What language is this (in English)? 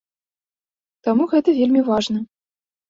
Belarusian